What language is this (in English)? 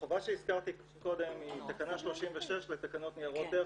Hebrew